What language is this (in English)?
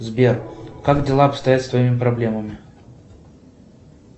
Russian